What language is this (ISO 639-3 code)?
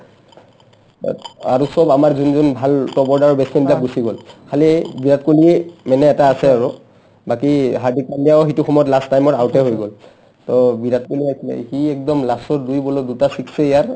asm